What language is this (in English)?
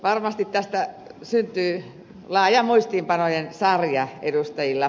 Finnish